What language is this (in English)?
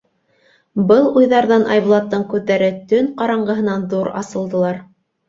Bashkir